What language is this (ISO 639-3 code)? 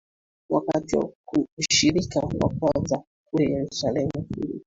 swa